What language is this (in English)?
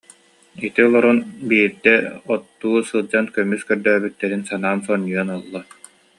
Yakut